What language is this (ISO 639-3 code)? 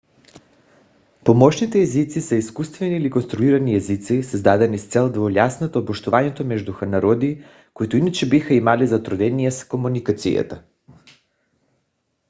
bul